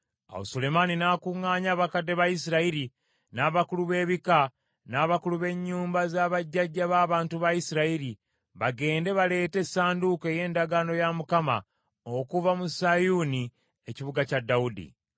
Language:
Ganda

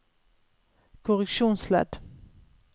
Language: Norwegian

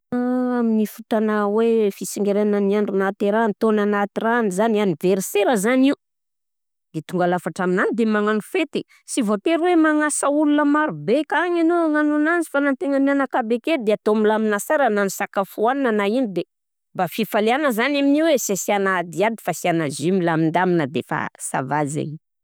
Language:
Southern Betsimisaraka Malagasy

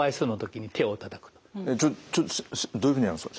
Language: Japanese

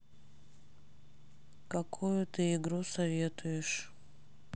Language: Russian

